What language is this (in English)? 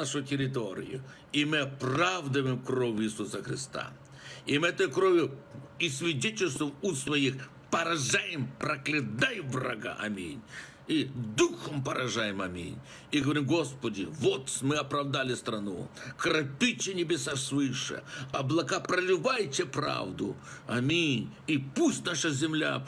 Russian